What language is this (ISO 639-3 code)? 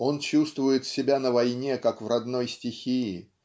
rus